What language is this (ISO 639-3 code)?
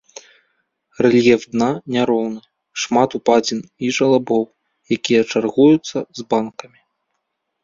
bel